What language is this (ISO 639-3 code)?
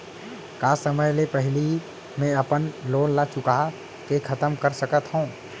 hne